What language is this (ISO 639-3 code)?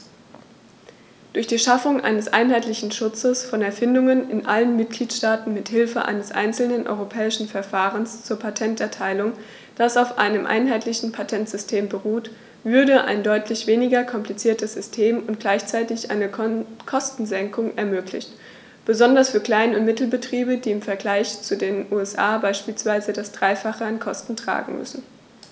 deu